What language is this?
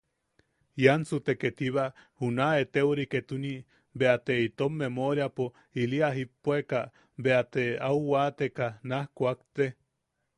Yaqui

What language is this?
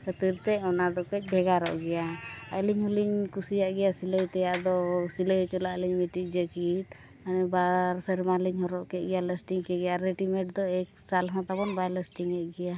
Santali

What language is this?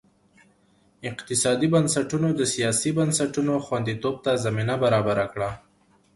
Pashto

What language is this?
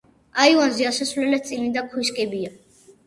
Georgian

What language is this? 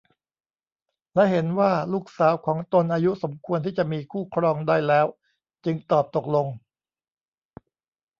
Thai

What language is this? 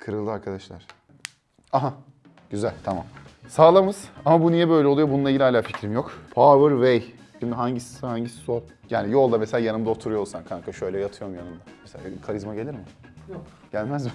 Turkish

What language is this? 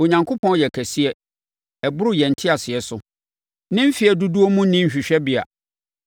Akan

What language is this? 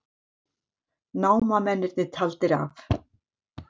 Icelandic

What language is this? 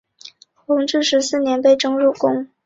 Chinese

